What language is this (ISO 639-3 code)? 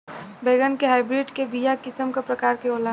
bho